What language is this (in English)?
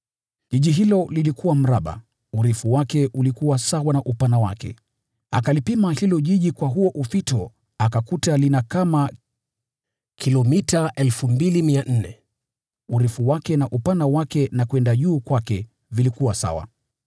Swahili